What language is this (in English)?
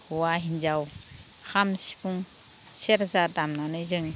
Bodo